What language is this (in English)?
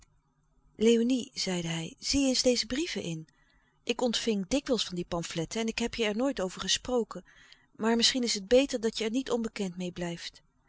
Dutch